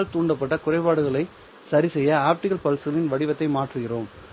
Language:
Tamil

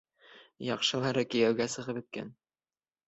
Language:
Bashkir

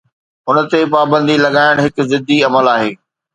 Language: Sindhi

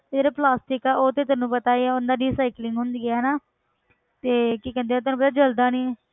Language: Punjabi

